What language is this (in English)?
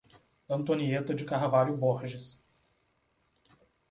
Portuguese